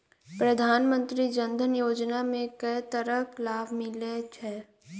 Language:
Maithili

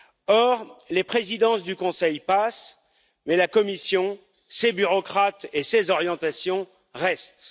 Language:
French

